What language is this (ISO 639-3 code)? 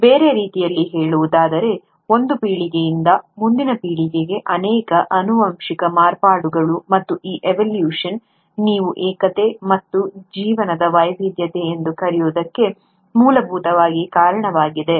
kan